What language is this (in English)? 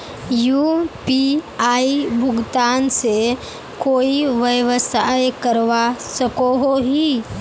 Magahi